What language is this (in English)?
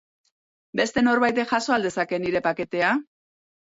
Basque